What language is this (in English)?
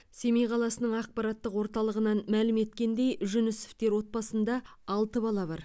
Kazakh